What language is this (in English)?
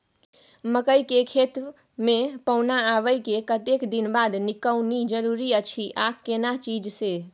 Maithili